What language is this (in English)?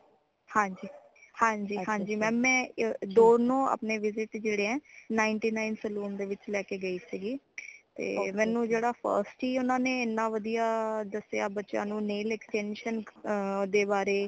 Punjabi